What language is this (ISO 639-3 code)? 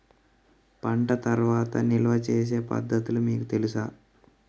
tel